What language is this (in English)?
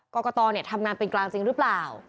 Thai